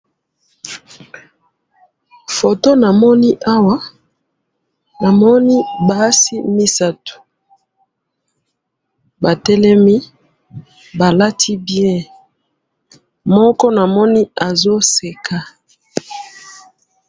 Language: Lingala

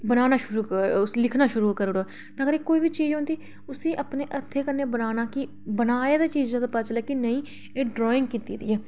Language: Dogri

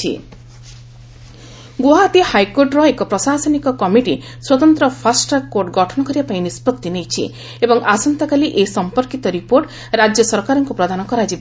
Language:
Odia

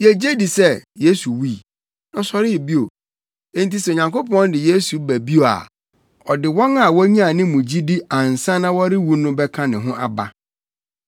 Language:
Akan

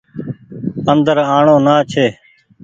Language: Goaria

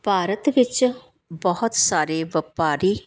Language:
Punjabi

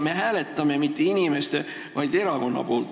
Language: Estonian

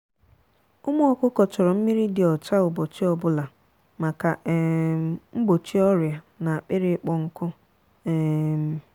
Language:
Igbo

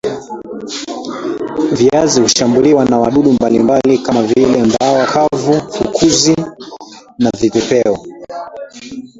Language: Swahili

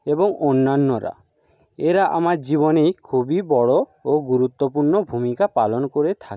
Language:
Bangla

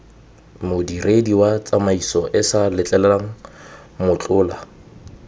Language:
Tswana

